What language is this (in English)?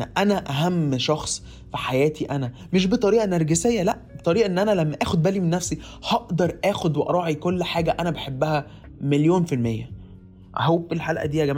Arabic